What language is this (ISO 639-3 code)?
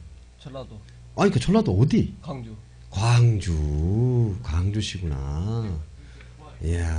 kor